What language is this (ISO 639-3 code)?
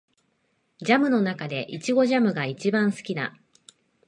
jpn